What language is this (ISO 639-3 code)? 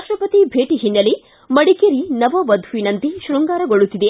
kan